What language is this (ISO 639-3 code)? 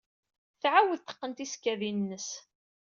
kab